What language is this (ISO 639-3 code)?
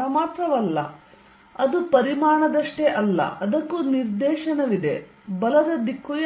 kan